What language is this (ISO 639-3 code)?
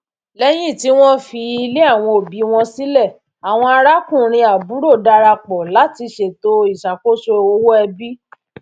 yor